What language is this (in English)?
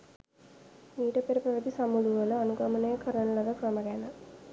Sinhala